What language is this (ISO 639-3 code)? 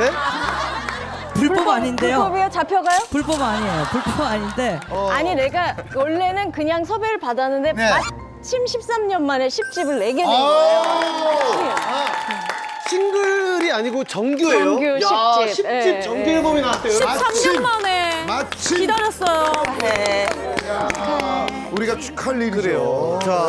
kor